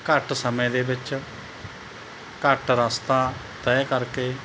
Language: Punjabi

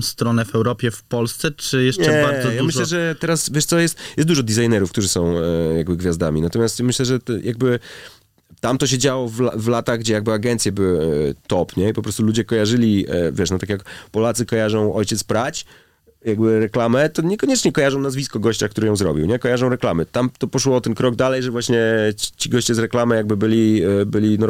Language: Polish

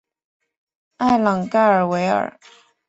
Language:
Chinese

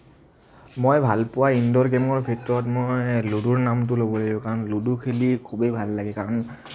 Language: Assamese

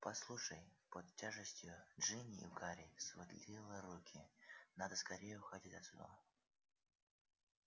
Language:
Russian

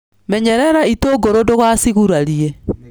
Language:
Kikuyu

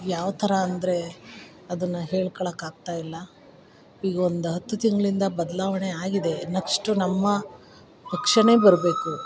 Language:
Kannada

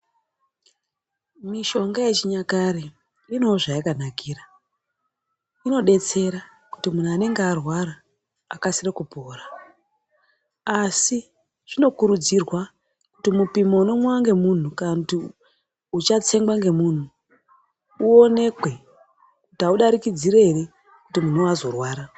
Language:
Ndau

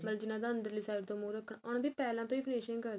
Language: Punjabi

